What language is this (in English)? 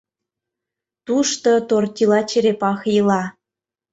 Mari